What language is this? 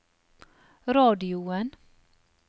Norwegian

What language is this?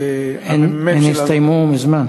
Hebrew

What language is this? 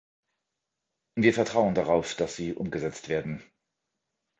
German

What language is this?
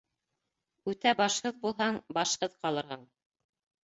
Bashkir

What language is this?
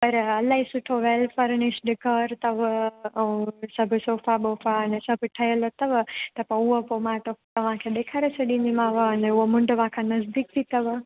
Sindhi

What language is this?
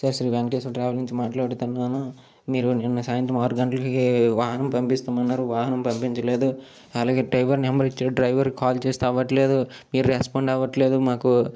Telugu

